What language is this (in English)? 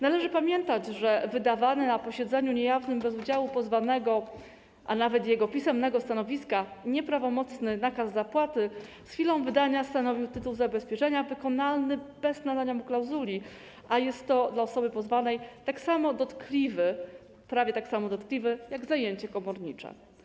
Polish